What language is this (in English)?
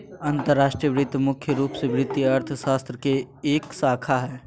Magahi